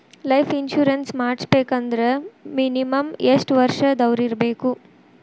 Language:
Kannada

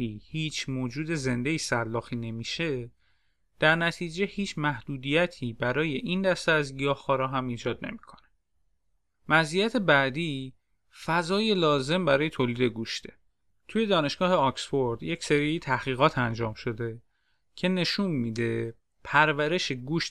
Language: Persian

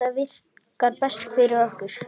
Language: Icelandic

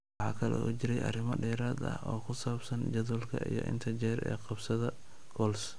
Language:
Somali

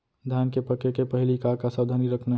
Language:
Chhattisgarhi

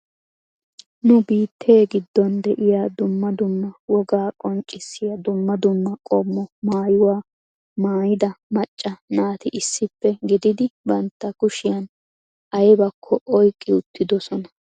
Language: Wolaytta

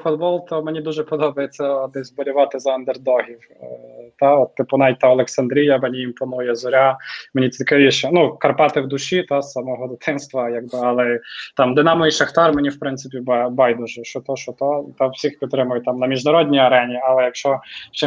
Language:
Ukrainian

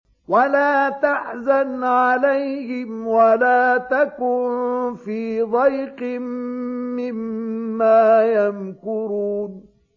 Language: Arabic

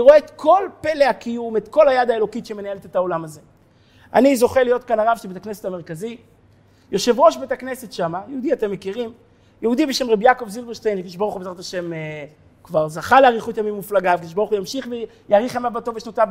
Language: Hebrew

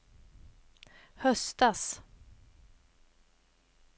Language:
Swedish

